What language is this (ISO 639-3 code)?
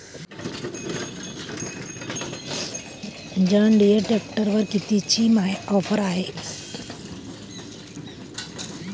mar